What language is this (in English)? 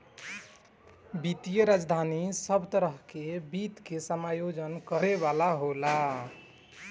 Bhojpuri